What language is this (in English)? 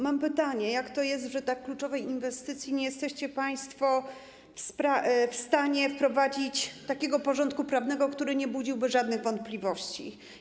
Polish